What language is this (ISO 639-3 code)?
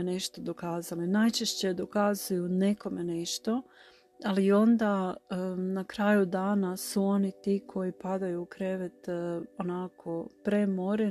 hrv